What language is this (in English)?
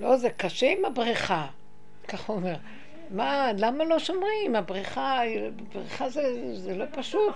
Hebrew